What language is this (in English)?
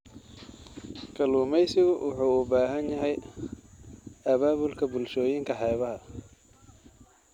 Somali